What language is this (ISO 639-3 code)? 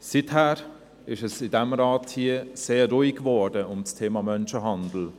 gsw